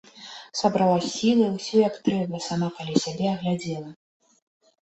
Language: Belarusian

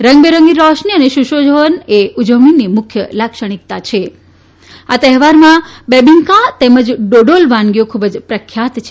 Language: Gujarati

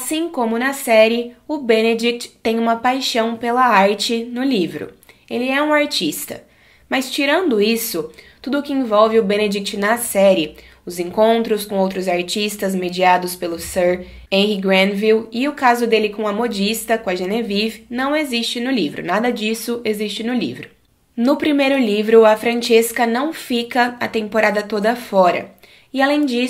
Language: Portuguese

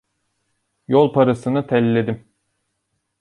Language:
Turkish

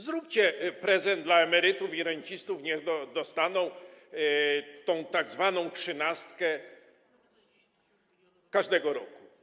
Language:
Polish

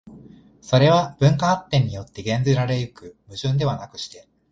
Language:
Japanese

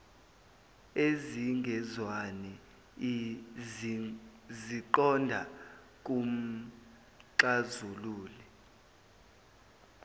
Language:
Zulu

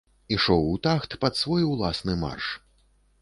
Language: Belarusian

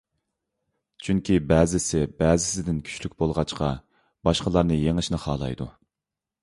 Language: Uyghur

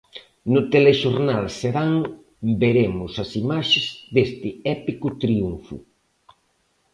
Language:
Galician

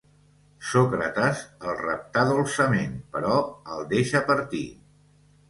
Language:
Catalan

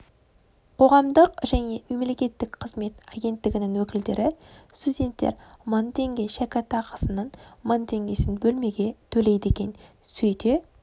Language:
Kazakh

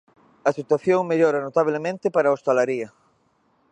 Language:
Galician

